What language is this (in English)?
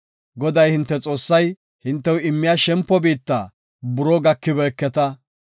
Gofa